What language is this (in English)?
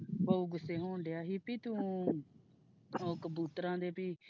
Punjabi